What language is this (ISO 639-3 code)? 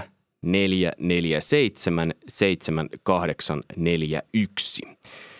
fin